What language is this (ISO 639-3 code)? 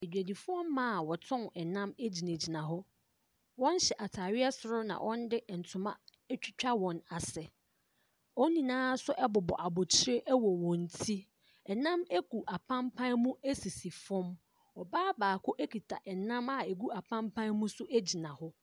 aka